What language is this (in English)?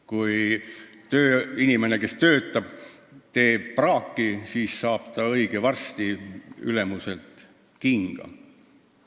Estonian